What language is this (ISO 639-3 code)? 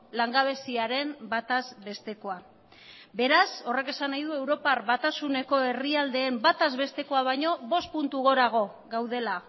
eus